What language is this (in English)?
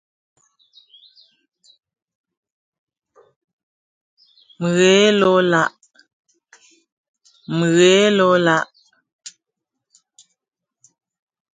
Ghomala